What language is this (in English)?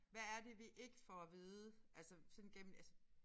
Danish